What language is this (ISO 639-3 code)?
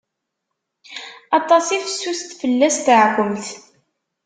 kab